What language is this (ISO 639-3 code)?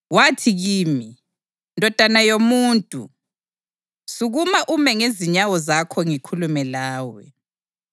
nde